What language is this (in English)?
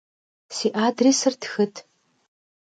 Kabardian